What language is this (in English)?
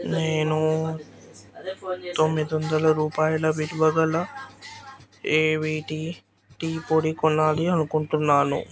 Telugu